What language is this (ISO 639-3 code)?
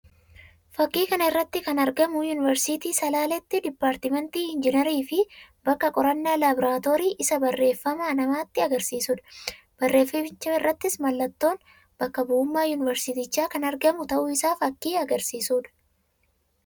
orm